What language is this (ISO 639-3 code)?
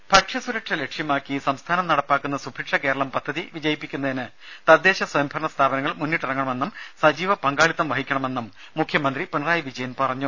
mal